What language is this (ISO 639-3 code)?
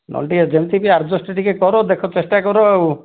ori